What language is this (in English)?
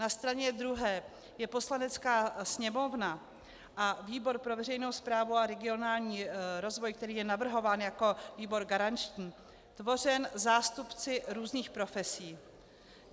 Czech